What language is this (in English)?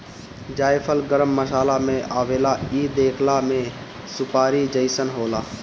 Bhojpuri